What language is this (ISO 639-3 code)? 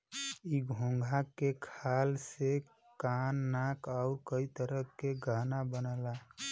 bho